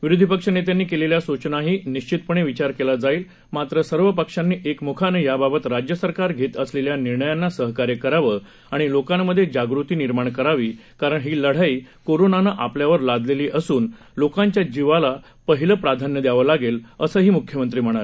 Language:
Marathi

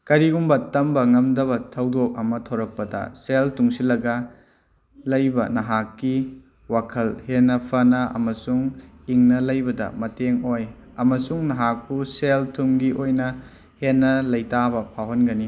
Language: Manipuri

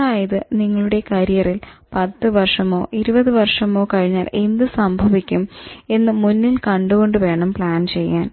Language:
Malayalam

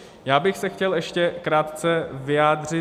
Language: Czech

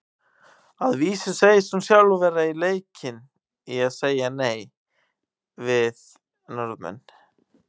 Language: Icelandic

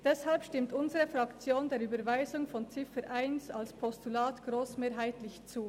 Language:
Swiss German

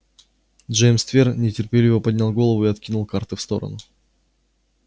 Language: Russian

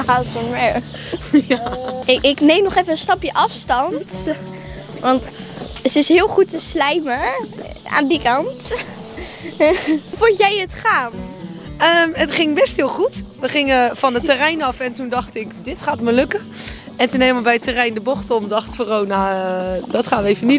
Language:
Dutch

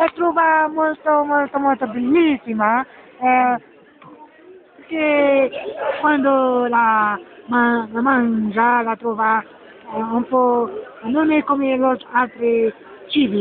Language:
Arabic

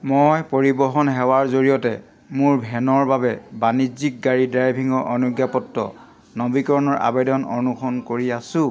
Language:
Assamese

